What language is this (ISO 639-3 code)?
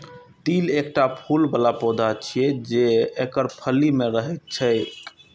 mai